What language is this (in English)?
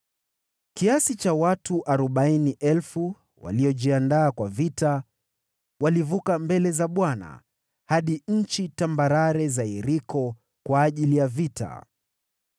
Swahili